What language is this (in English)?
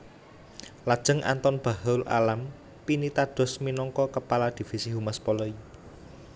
Javanese